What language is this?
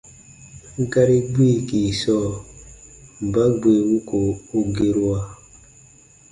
Baatonum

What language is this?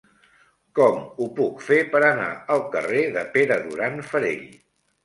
Catalan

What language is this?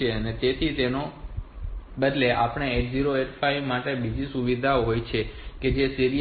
Gujarati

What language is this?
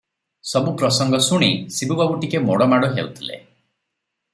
Odia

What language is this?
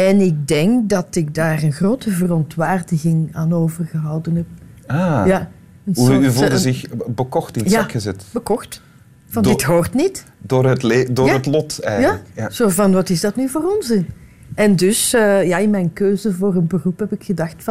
Dutch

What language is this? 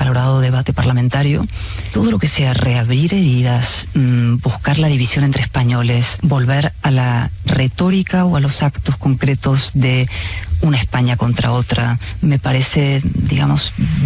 Spanish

